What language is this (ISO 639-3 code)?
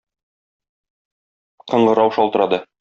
tat